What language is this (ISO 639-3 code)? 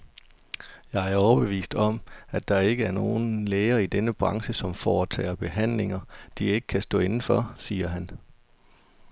dan